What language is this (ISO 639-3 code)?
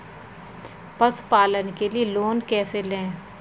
hin